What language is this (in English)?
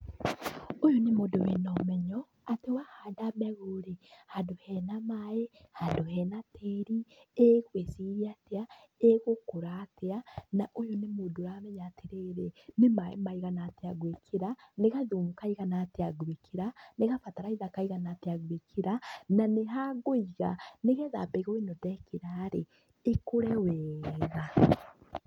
Kikuyu